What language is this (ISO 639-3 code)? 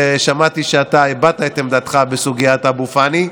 heb